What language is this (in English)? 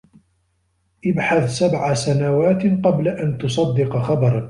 Arabic